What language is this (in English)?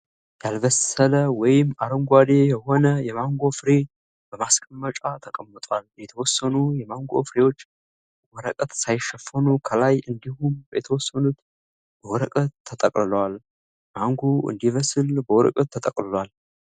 Amharic